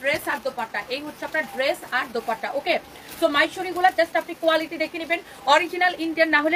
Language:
Bangla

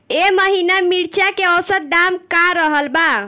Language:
Bhojpuri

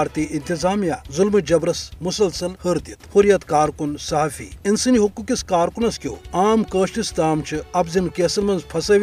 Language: Urdu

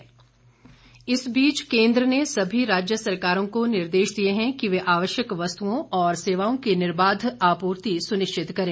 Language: Hindi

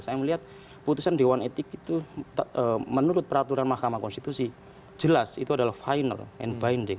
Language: Indonesian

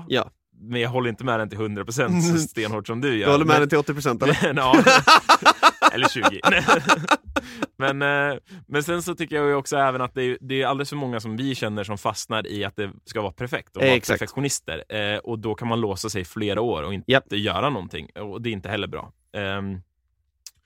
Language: Swedish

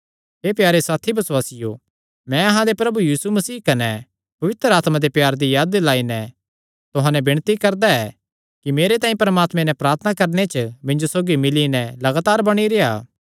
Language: Kangri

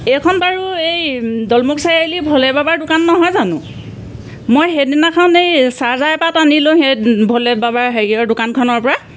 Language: Assamese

